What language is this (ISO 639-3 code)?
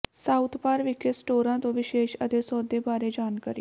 pan